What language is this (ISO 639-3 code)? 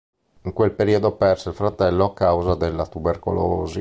ita